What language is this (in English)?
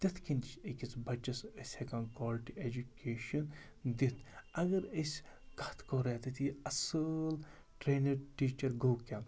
Kashmiri